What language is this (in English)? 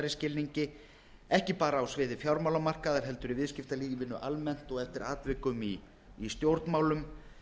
Icelandic